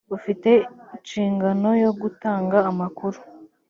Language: Kinyarwanda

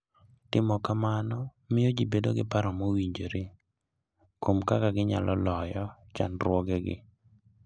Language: Luo (Kenya and Tanzania)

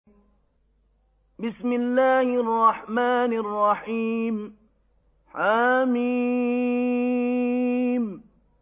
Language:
Arabic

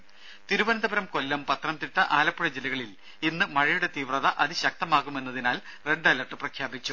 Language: Malayalam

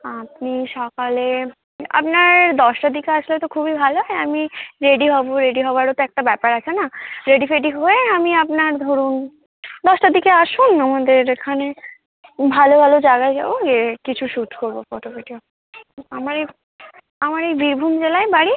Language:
Bangla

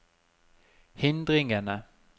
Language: Norwegian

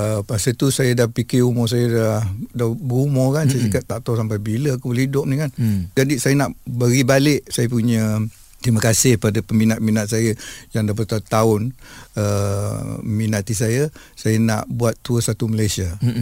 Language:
Malay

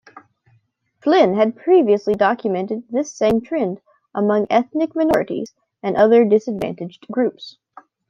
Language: English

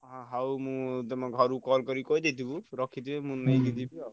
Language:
Odia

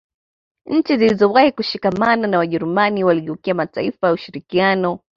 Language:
Swahili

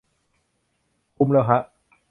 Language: Thai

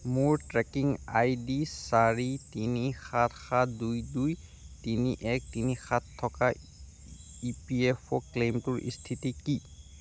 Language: Assamese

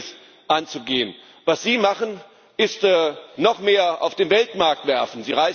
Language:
German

